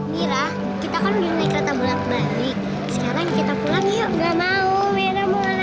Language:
Indonesian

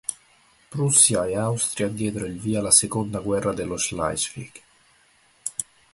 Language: Italian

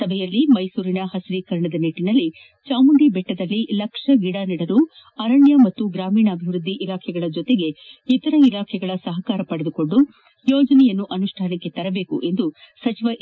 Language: Kannada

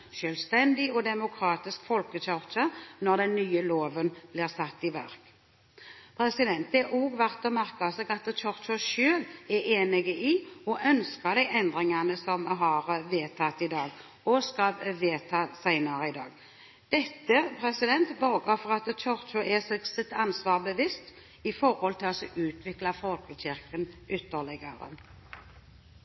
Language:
Norwegian Bokmål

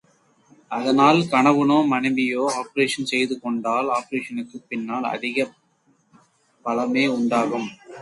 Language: Tamil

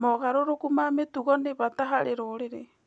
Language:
Kikuyu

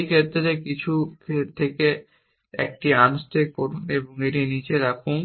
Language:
Bangla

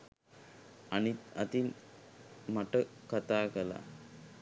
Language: Sinhala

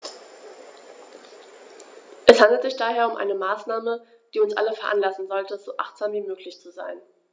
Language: German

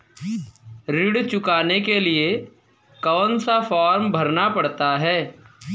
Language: Hindi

